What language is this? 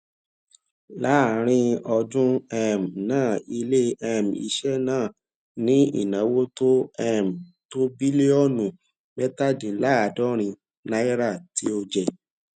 Yoruba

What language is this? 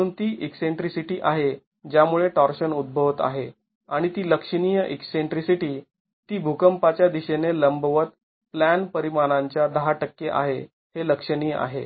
Marathi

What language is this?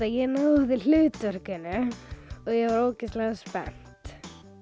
Icelandic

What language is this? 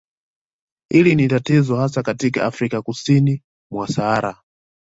Swahili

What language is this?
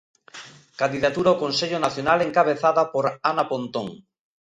Galician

